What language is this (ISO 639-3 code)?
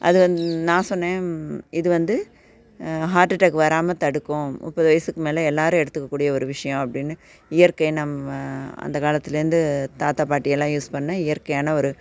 tam